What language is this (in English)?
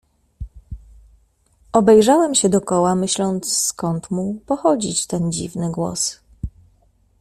Polish